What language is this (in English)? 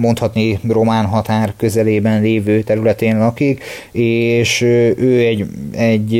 Hungarian